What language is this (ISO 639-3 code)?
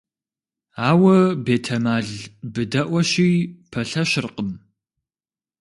kbd